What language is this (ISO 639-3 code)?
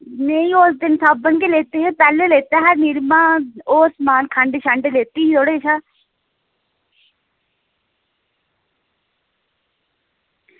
doi